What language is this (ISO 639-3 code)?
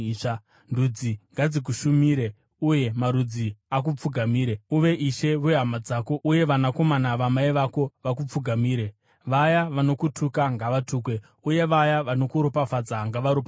sna